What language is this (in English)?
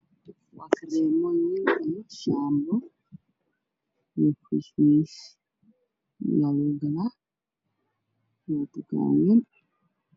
Somali